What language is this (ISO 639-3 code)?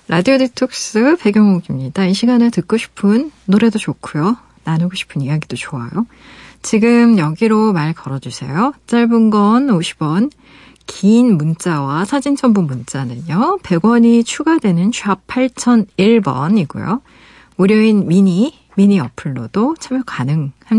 kor